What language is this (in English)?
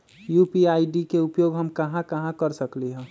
Magahi